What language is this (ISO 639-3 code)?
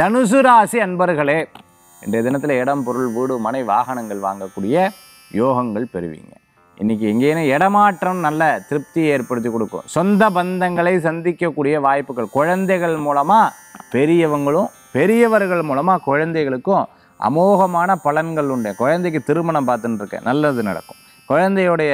tam